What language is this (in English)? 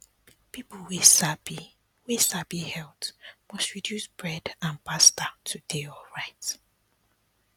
Nigerian Pidgin